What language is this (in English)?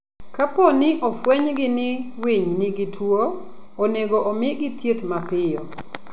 Luo (Kenya and Tanzania)